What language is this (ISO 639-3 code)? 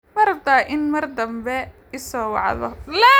som